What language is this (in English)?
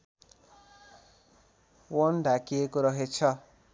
Nepali